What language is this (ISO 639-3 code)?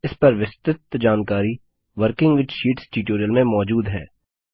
hin